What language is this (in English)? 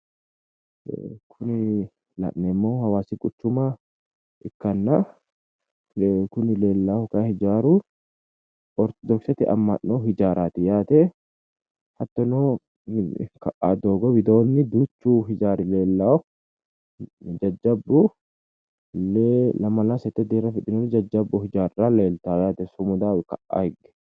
Sidamo